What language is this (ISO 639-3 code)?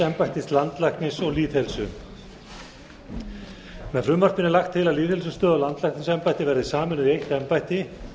isl